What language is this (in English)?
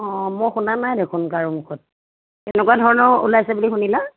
Assamese